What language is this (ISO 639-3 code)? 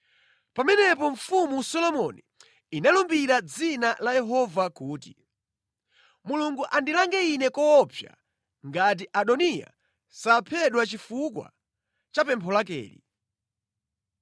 nya